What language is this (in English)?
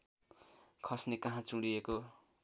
Nepali